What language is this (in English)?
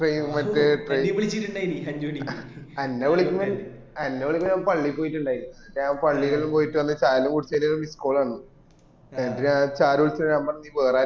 Malayalam